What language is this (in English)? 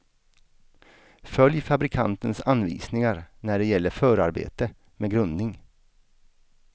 Swedish